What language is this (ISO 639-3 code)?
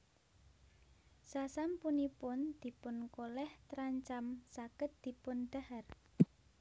jav